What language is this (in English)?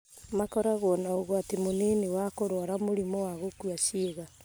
Kikuyu